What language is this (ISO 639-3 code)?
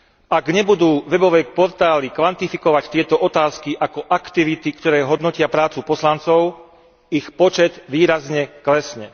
slk